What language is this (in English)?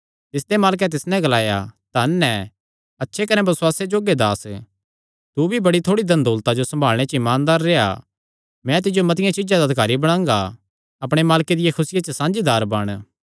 Kangri